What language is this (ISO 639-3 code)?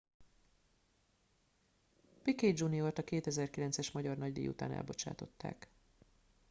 hun